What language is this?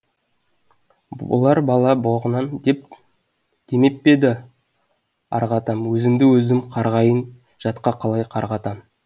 Kazakh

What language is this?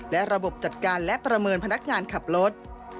Thai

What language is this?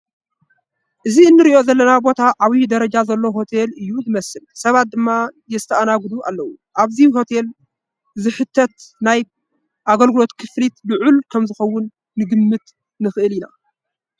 Tigrinya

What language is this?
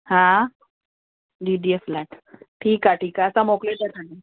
Sindhi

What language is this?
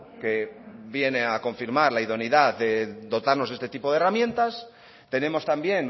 Spanish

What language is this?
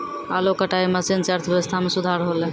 Maithili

